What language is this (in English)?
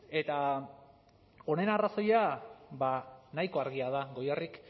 Basque